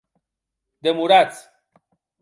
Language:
Occitan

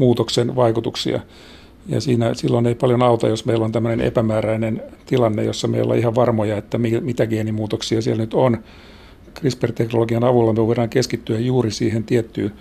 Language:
Finnish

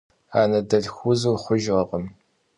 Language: Kabardian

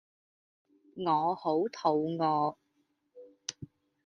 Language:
Cantonese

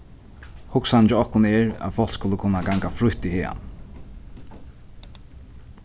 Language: Faroese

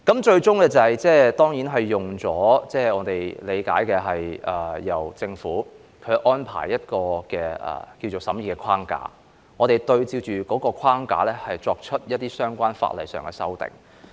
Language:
Cantonese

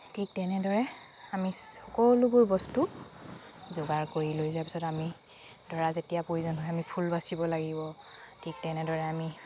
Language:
Assamese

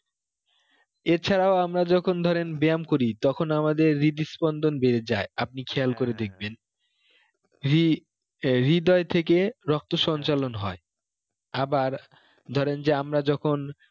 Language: Bangla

